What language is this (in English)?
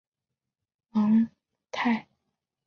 Chinese